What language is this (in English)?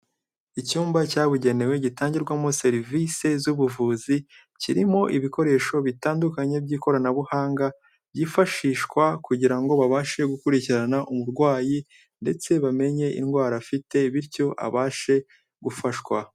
Kinyarwanda